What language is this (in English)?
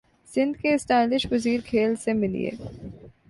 Urdu